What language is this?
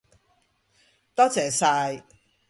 Cantonese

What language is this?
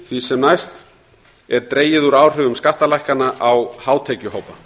Icelandic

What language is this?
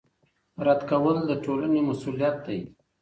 Pashto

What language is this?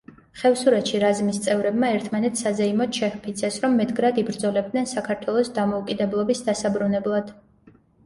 Georgian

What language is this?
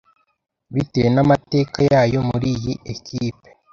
Kinyarwanda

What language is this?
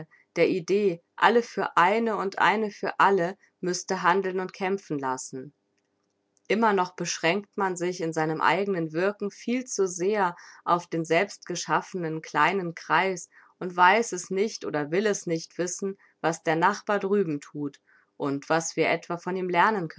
German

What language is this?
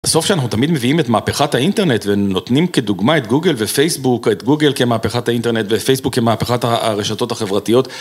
Hebrew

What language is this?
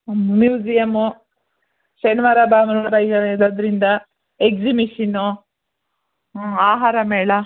Kannada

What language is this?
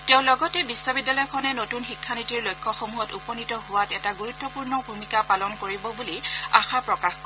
Assamese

